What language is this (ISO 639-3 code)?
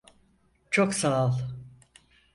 tur